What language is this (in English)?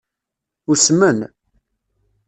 Kabyle